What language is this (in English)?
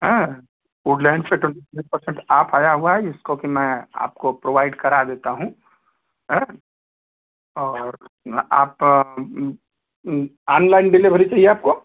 Hindi